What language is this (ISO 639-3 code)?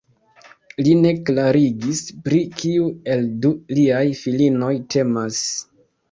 epo